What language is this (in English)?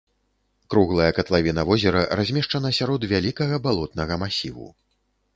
Belarusian